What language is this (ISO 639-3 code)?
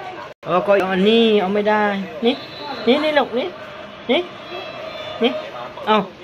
tha